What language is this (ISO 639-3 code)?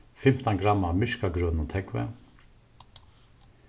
fao